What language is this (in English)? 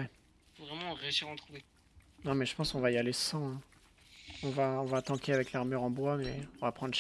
French